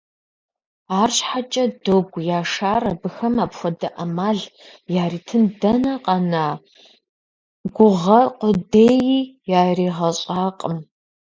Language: Kabardian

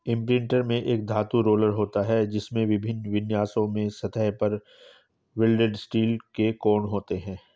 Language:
Hindi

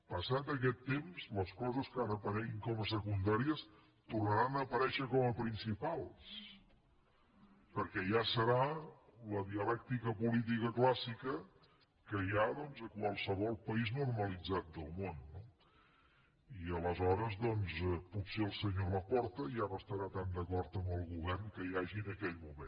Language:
Catalan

